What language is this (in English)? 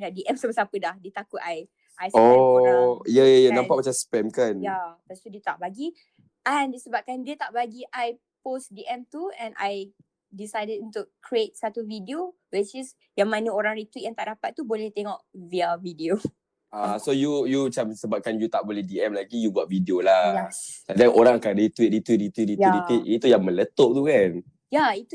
Malay